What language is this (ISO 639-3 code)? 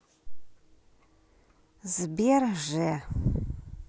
rus